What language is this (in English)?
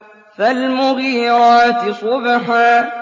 Arabic